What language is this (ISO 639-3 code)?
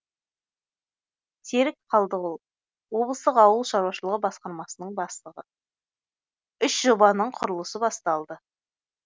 kaz